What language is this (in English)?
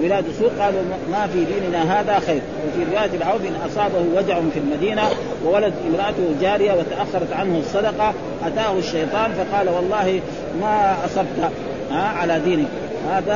Arabic